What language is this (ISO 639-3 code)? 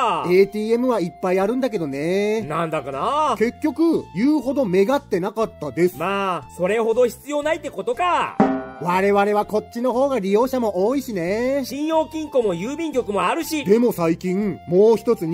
jpn